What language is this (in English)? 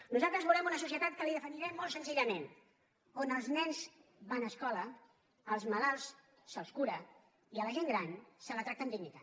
Catalan